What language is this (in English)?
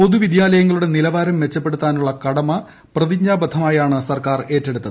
Malayalam